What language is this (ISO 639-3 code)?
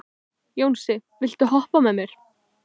isl